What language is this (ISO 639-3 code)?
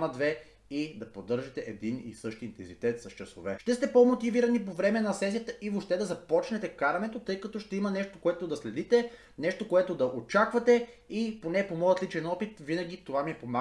bul